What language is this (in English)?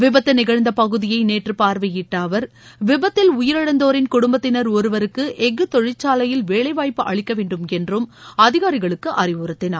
Tamil